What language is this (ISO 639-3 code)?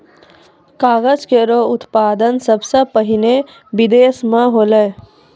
mai